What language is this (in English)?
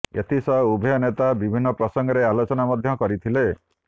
Odia